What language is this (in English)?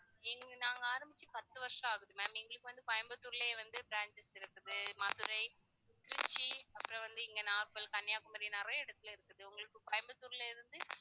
Tamil